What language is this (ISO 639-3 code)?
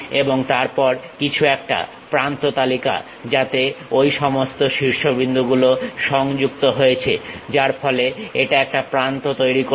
ben